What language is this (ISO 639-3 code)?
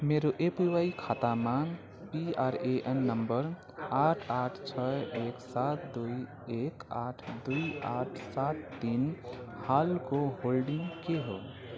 nep